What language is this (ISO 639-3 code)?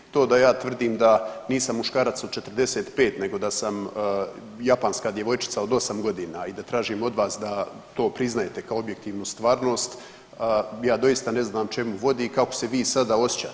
hrv